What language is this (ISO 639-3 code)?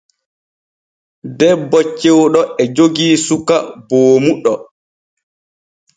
fue